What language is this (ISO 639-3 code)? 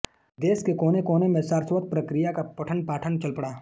hin